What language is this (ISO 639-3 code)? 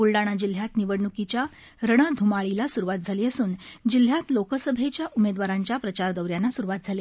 mar